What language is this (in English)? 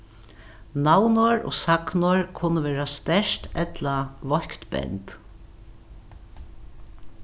Faroese